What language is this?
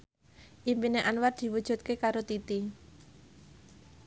Javanese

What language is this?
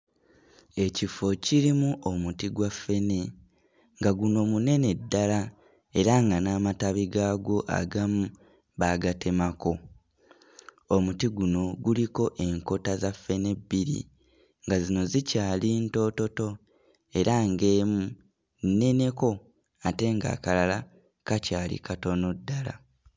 Ganda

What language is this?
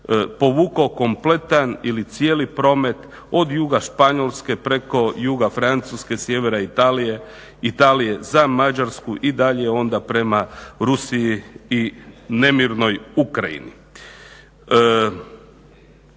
Croatian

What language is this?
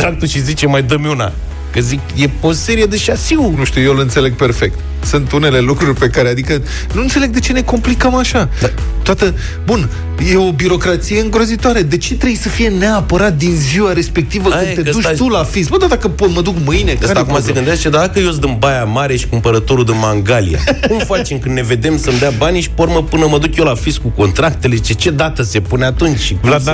Romanian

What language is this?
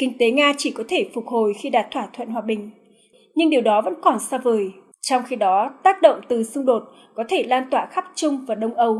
Vietnamese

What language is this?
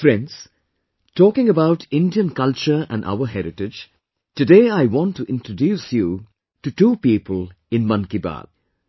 English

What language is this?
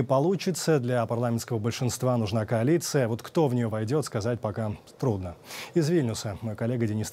Russian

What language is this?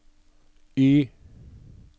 Norwegian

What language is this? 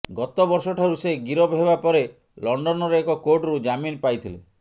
Odia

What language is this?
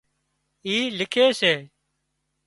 Wadiyara Koli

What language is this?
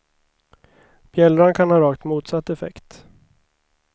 Swedish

